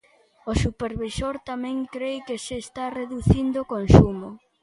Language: Galician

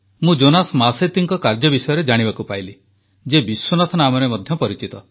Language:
Odia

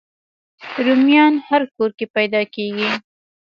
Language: Pashto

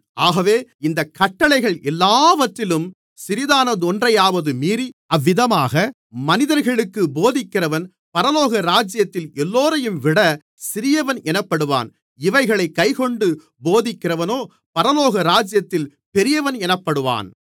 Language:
Tamil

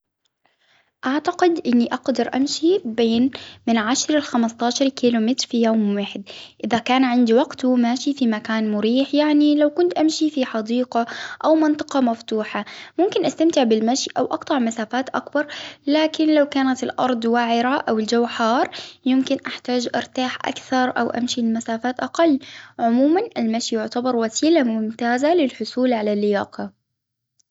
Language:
Hijazi Arabic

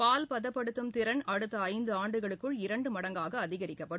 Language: Tamil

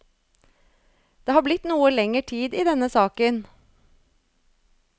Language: Norwegian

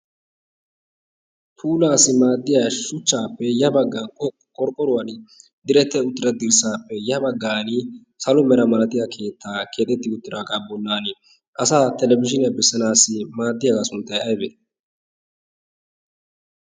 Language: Wolaytta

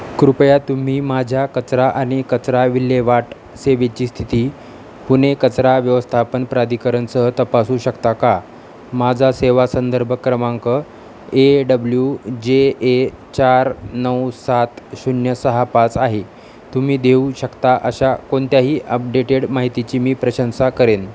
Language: Marathi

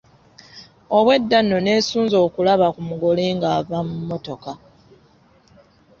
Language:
Ganda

